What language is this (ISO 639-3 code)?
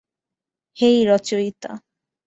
ben